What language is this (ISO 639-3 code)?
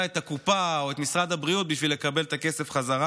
heb